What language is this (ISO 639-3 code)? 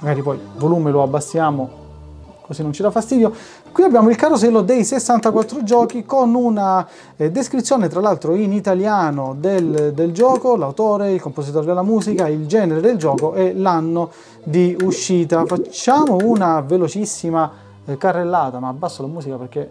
ita